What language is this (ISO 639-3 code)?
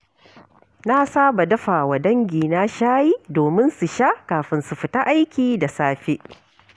hau